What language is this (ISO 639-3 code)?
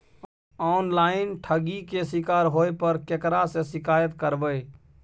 mai